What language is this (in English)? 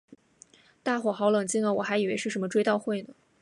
Chinese